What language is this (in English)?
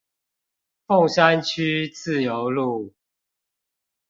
Chinese